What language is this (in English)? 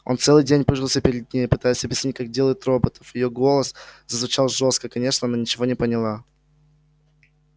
Russian